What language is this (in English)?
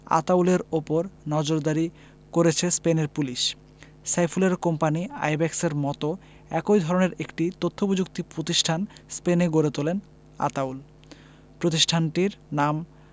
Bangla